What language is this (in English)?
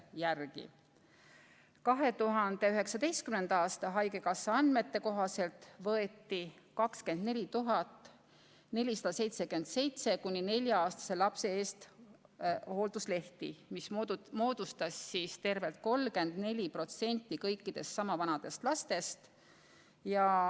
Estonian